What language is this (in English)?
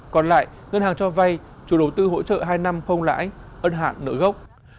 Vietnamese